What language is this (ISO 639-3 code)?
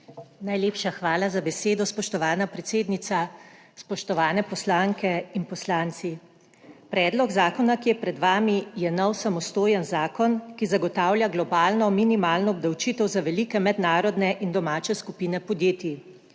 slv